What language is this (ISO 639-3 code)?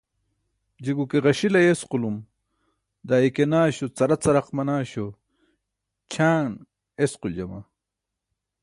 bsk